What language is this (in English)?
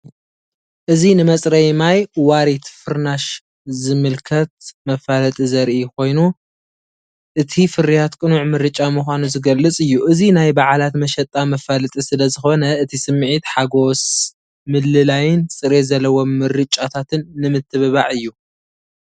Tigrinya